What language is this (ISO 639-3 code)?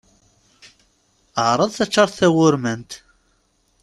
kab